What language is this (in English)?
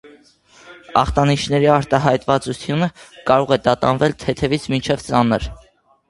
Armenian